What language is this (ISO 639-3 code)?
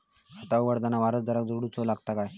mar